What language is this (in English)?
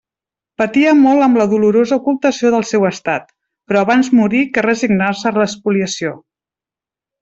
Catalan